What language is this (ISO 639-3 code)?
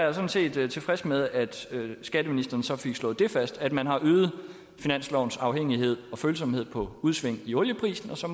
dan